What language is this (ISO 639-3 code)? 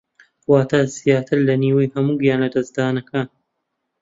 ckb